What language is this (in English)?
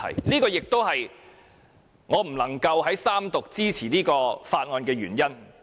Cantonese